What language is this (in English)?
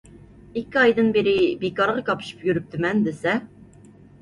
Uyghur